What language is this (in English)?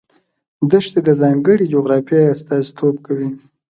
Pashto